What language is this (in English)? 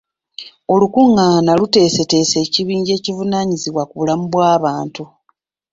Ganda